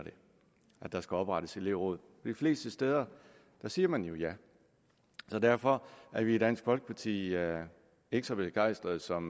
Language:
Danish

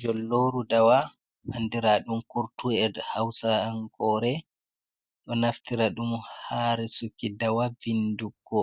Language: Fula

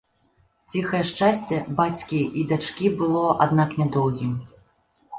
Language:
Belarusian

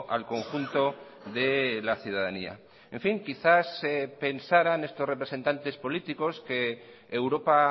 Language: Spanish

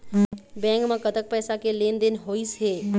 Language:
Chhattisgarhi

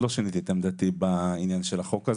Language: Hebrew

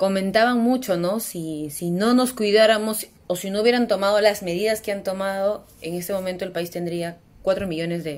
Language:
Spanish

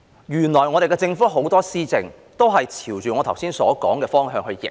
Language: Cantonese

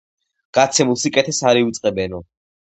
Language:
Georgian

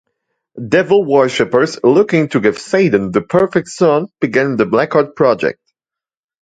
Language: English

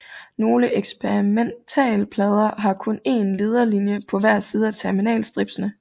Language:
Danish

